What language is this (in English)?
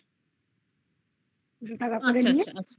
Bangla